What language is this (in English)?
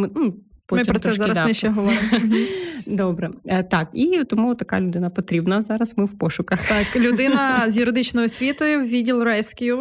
Ukrainian